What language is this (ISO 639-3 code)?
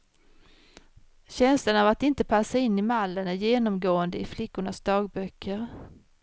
swe